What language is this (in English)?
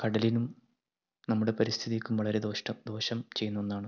Malayalam